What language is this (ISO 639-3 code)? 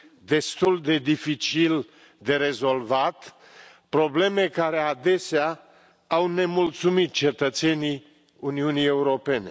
ron